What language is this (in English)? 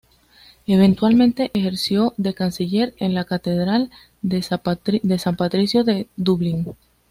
Spanish